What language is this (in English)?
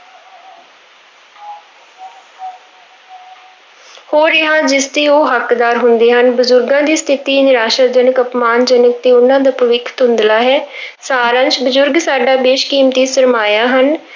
Punjabi